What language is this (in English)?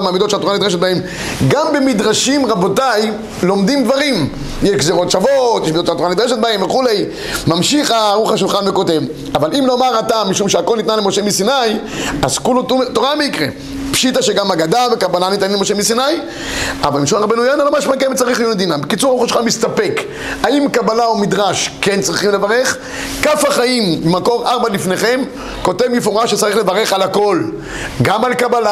Hebrew